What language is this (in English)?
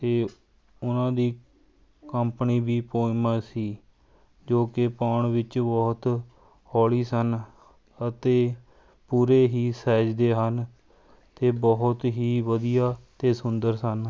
Punjabi